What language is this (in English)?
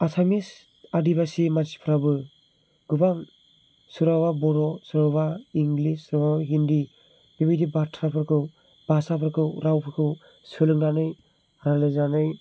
Bodo